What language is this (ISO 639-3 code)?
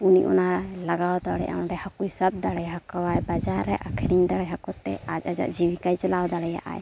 sat